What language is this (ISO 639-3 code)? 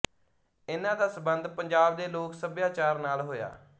pan